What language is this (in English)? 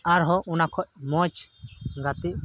Santali